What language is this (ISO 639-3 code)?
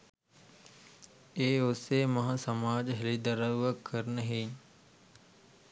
sin